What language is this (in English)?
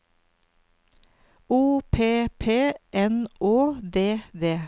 Norwegian